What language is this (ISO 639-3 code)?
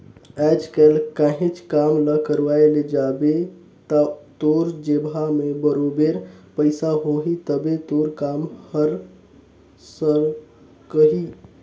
hne